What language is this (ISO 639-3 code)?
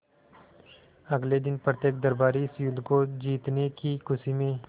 hin